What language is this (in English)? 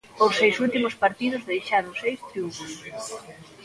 Galician